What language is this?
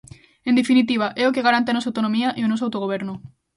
Galician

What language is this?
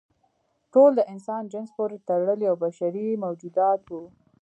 Pashto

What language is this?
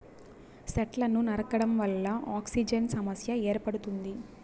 Telugu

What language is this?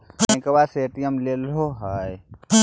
Magahi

